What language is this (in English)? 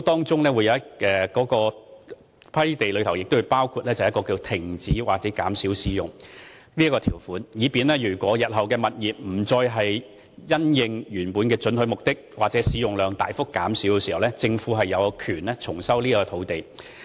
Cantonese